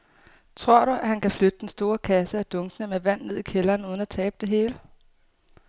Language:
Danish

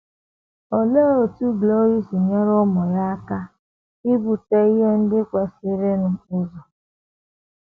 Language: Igbo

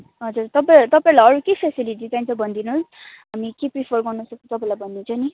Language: Nepali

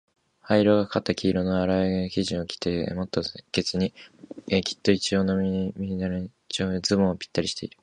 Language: Japanese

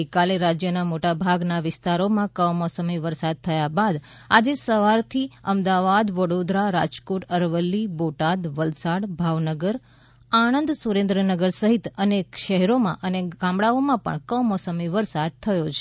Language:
Gujarati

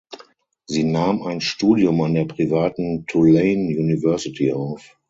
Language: German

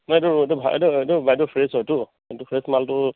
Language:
Assamese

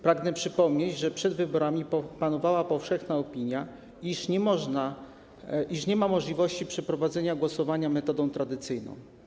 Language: Polish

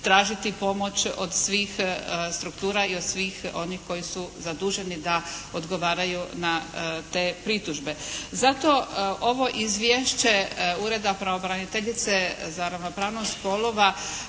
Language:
Croatian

